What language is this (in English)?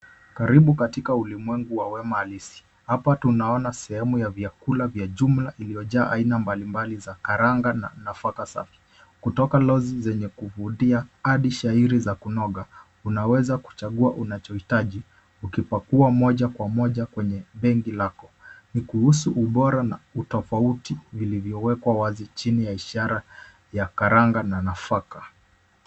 Swahili